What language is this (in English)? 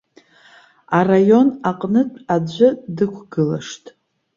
Abkhazian